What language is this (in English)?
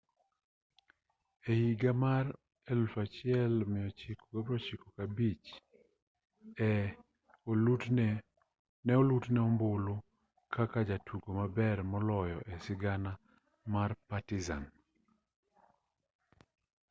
Luo (Kenya and Tanzania)